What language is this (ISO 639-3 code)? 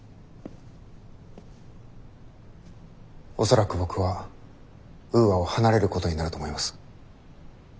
jpn